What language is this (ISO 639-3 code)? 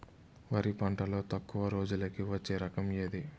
tel